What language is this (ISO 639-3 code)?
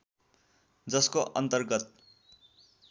nep